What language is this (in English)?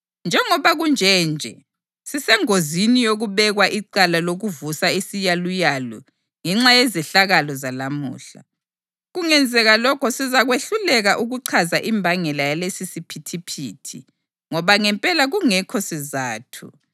North Ndebele